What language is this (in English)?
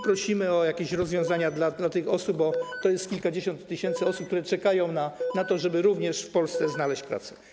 Polish